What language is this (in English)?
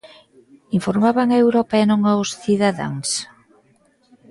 Galician